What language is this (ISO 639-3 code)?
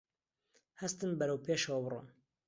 ckb